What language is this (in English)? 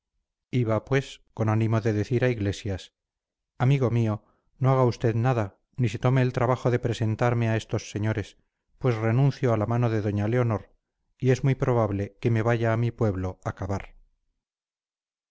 Spanish